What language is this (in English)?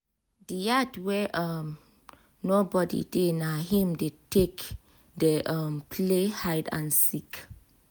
Nigerian Pidgin